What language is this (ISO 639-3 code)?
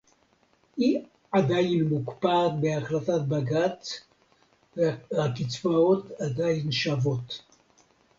heb